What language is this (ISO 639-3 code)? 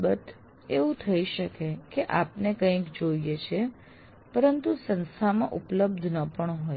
guj